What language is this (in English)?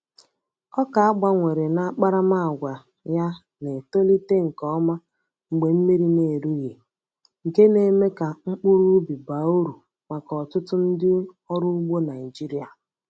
Igbo